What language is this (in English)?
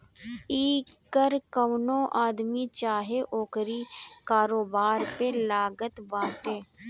Bhojpuri